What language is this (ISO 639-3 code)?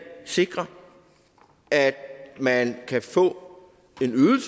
dan